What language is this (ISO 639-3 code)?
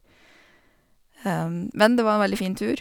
nor